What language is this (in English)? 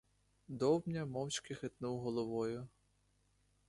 Ukrainian